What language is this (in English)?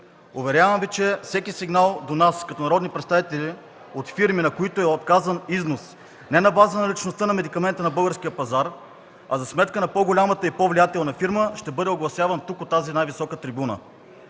Bulgarian